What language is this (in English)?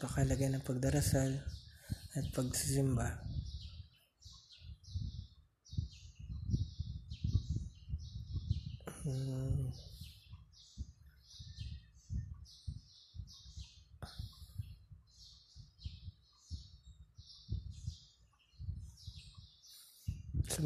Filipino